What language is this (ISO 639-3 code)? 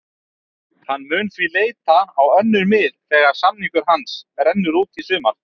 isl